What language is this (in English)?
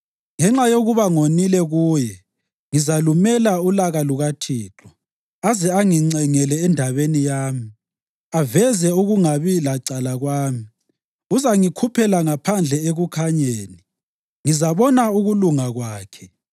North Ndebele